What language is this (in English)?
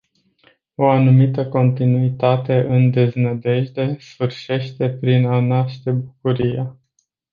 Romanian